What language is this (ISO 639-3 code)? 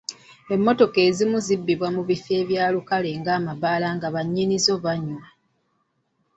lug